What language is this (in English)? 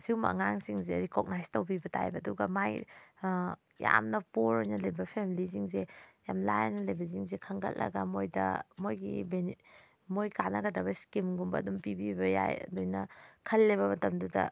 Manipuri